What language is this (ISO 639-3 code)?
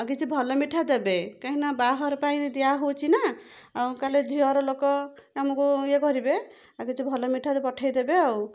ori